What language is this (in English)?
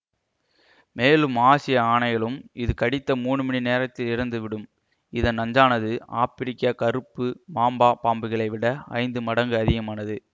Tamil